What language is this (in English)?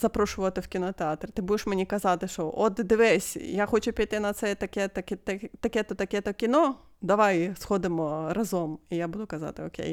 Ukrainian